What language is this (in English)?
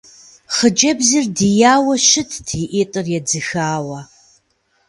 Kabardian